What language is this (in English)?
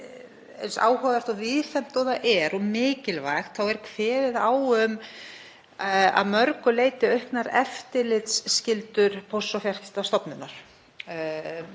Icelandic